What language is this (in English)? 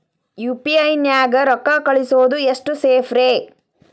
Kannada